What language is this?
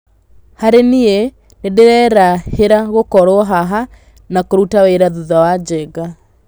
Kikuyu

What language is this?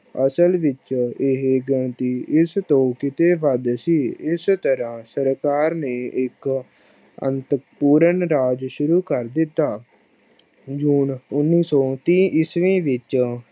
Punjabi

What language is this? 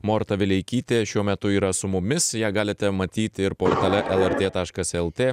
Lithuanian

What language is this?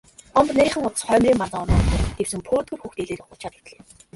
Mongolian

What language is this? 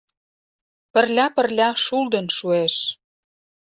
Mari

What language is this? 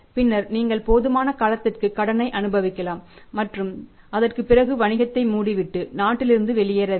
Tamil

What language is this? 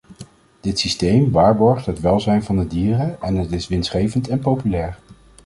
Dutch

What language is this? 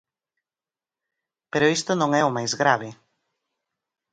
Galician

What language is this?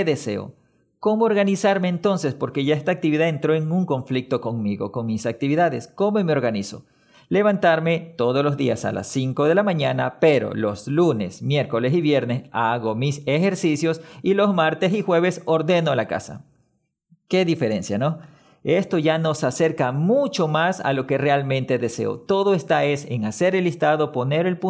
Spanish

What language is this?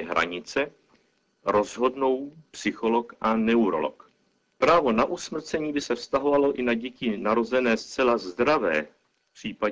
Czech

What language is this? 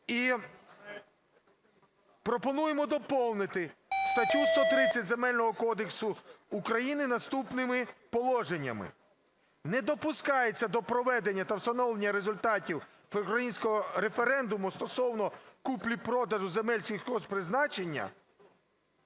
Ukrainian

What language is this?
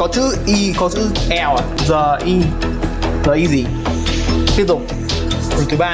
Vietnamese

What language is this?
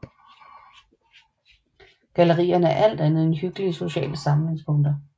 Danish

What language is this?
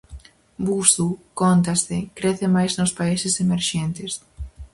Galician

